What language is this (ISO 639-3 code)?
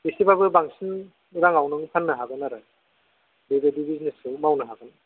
brx